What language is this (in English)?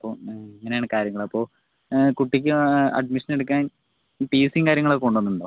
Malayalam